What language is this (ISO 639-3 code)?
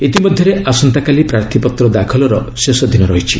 ori